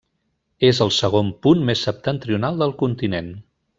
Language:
Catalan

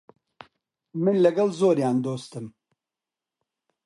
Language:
Central Kurdish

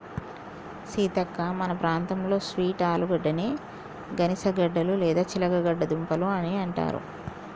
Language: Telugu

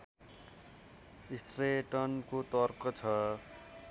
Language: Nepali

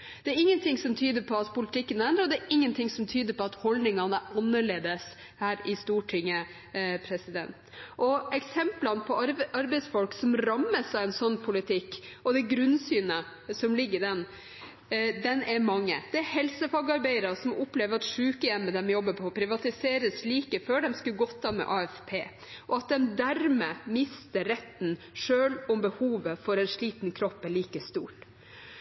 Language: Norwegian Bokmål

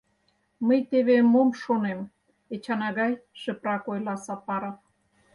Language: Mari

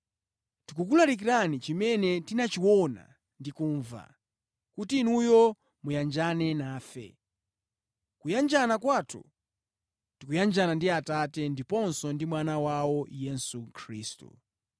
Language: Nyanja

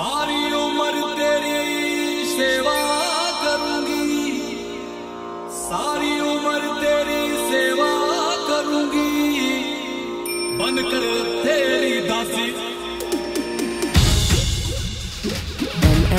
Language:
Arabic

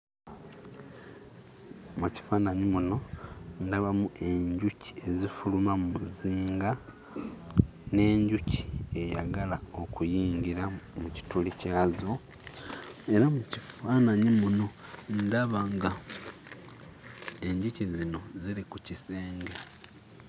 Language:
Ganda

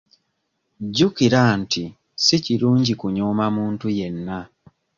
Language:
Ganda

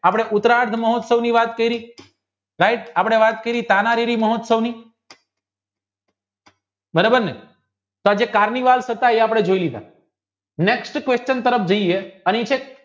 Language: Gujarati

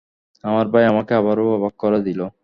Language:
Bangla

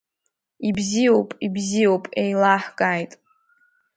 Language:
Abkhazian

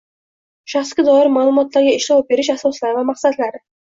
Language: Uzbek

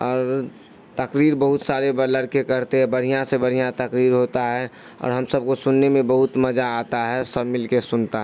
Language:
Urdu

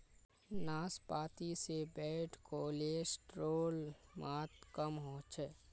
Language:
Magahi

